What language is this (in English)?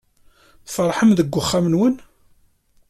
Kabyle